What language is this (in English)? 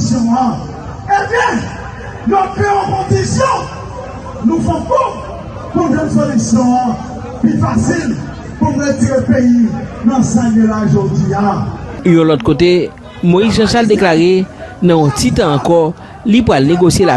French